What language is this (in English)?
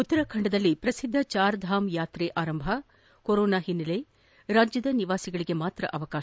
Kannada